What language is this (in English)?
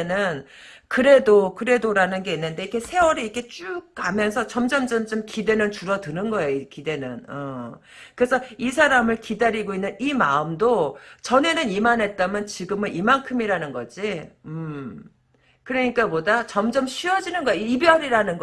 Korean